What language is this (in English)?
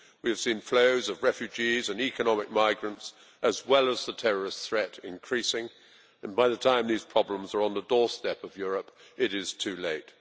English